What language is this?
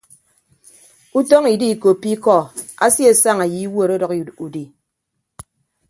Ibibio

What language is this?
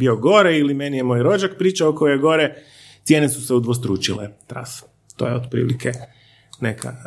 Croatian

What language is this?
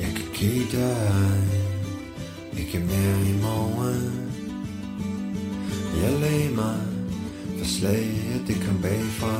Danish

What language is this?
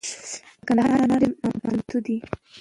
Pashto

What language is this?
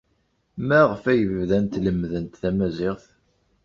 Kabyle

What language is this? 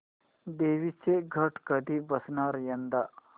Marathi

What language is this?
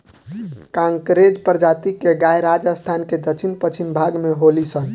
Bhojpuri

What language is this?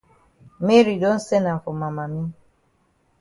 Cameroon Pidgin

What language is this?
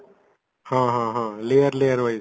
Odia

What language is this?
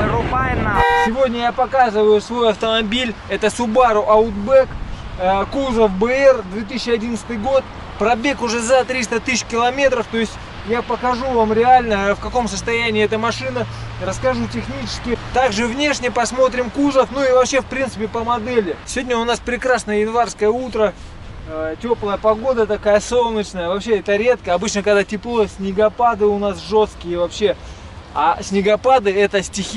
Russian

